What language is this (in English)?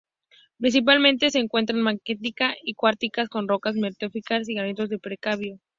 Spanish